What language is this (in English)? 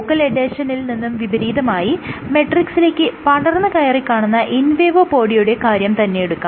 Malayalam